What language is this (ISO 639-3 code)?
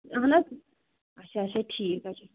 kas